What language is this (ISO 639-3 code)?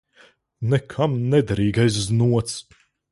lav